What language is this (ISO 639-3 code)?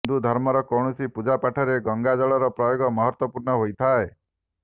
ori